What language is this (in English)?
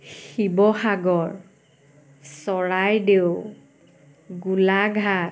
Assamese